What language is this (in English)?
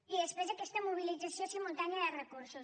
Catalan